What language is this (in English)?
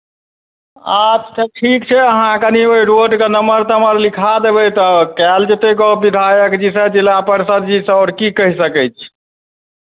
Maithili